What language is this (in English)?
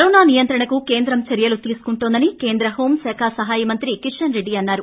Telugu